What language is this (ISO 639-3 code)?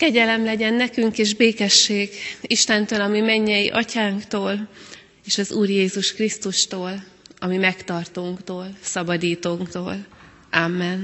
hun